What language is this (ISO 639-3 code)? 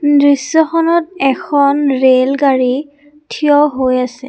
asm